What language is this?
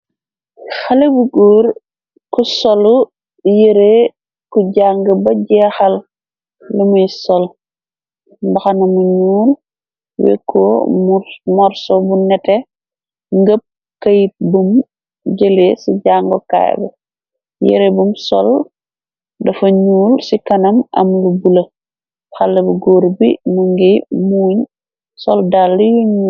Wolof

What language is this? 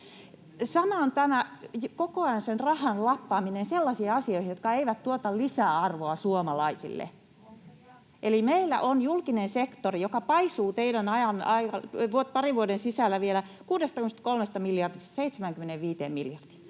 Finnish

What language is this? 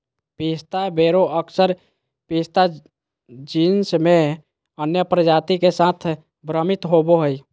Magahi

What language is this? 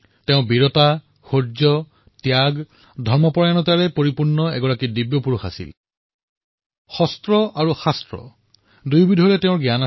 Assamese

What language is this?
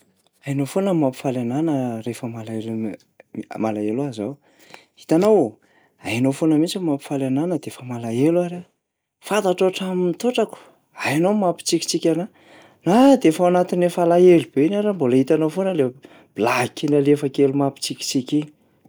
Malagasy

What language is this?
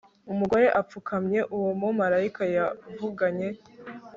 Kinyarwanda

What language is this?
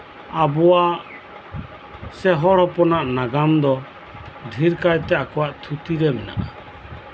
Santali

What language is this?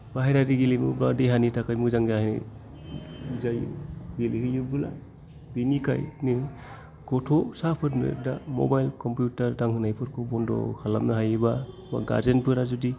Bodo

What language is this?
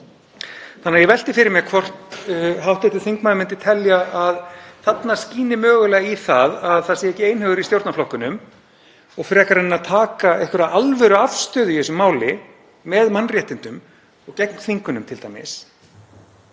Icelandic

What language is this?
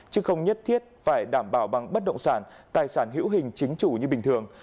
Vietnamese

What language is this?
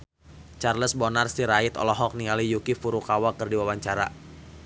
Sundanese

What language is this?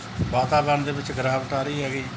Punjabi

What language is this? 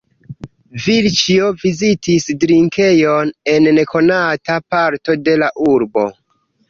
Esperanto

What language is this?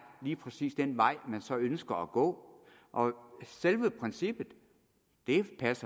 Danish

